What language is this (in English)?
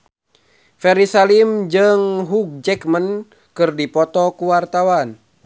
Sundanese